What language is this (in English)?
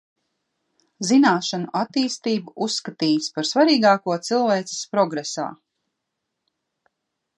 Latvian